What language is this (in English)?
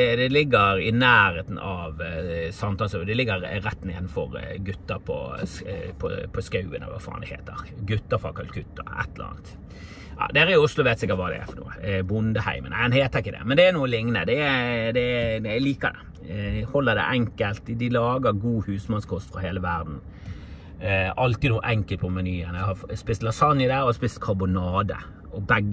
Norwegian